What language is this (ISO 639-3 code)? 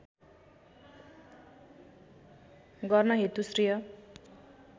nep